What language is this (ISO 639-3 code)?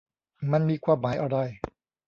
tha